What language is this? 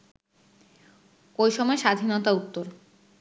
Bangla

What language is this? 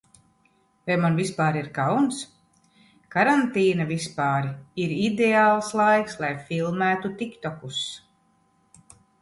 Latvian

